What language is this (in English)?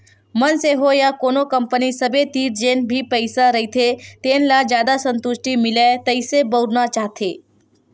Chhattisgarhi